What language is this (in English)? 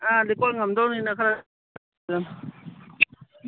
Manipuri